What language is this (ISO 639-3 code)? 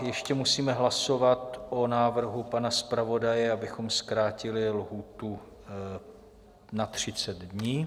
ces